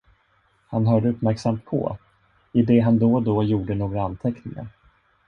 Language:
Swedish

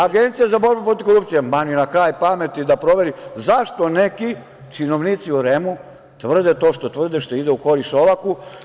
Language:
Serbian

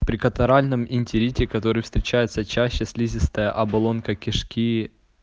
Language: Russian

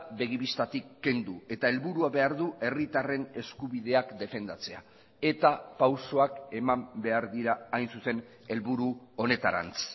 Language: Basque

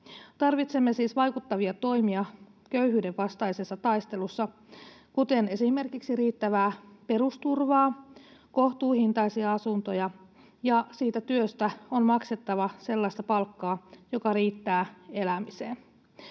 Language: Finnish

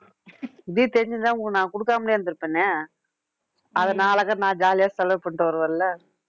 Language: Tamil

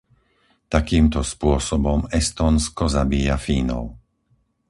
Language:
Slovak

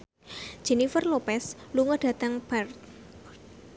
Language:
Javanese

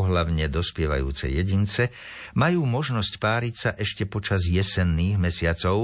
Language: Slovak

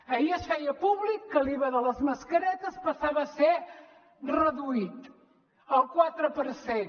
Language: Catalan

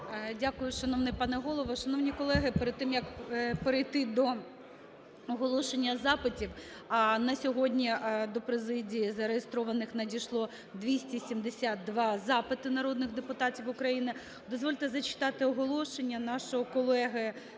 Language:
Ukrainian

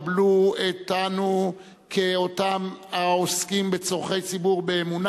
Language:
Hebrew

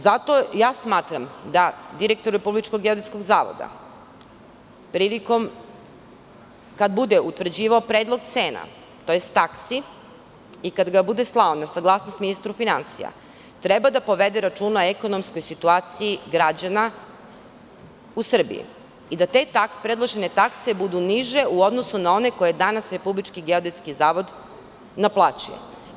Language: Serbian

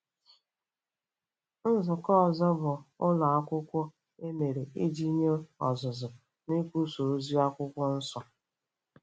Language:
Igbo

